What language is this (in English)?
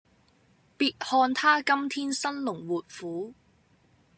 Cantonese